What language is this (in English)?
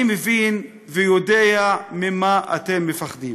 Hebrew